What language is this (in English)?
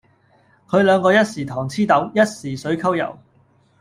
Cantonese